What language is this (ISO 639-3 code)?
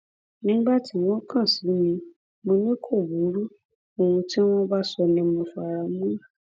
yor